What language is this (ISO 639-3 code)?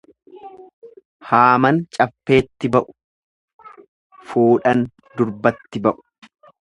orm